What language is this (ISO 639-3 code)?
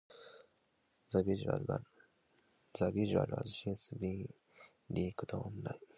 eng